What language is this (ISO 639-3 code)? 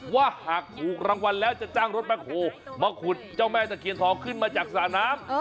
tha